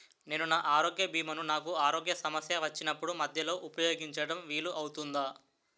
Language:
Telugu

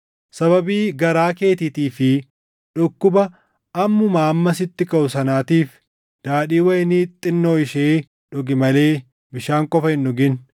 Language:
Oromo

